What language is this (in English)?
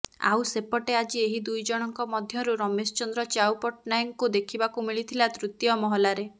Odia